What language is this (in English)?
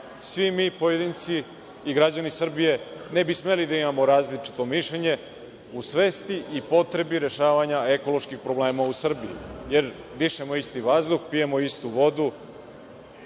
Serbian